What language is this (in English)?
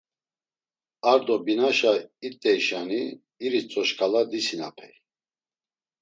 Laz